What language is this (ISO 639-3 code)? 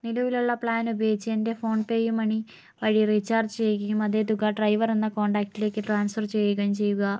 mal